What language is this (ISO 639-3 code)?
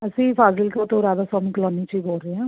pan